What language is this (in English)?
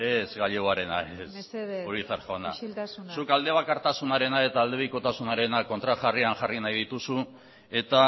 Basque